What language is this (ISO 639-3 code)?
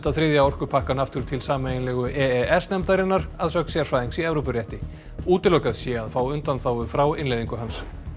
isl